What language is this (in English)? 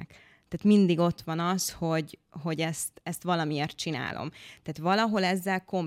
Hungarian